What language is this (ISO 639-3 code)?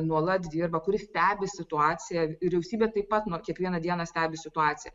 lit